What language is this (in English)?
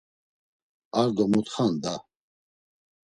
Laz